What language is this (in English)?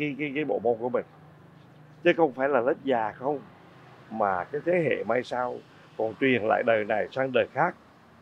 Vietnamese